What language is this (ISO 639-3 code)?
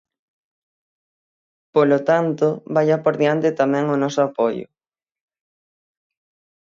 glg